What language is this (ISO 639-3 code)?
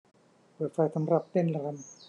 tha